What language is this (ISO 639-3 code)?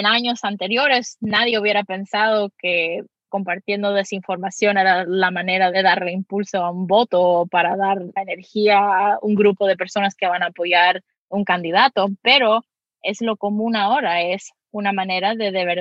spa